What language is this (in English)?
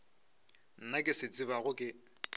Northern Sotho